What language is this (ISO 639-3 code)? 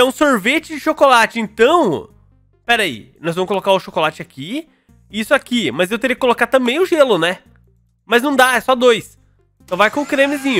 por